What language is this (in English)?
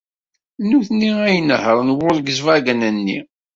Kabyle